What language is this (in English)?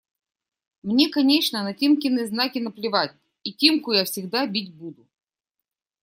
Russian